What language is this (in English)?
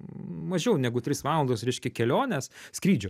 Lithuanian